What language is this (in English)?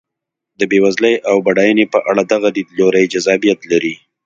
Pashto